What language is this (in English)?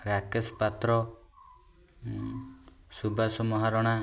Odia